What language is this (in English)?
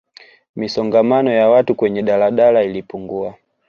Swahili